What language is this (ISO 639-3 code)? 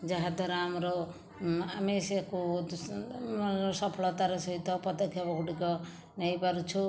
ori